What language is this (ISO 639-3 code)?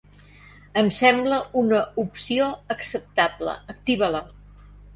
cat